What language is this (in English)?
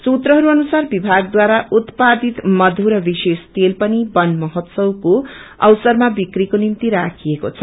Nepali